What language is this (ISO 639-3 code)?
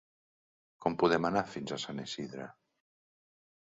cat